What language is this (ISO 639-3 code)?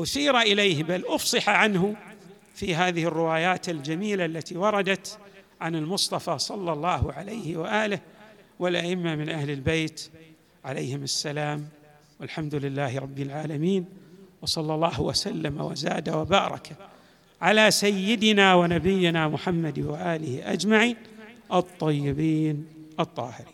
ara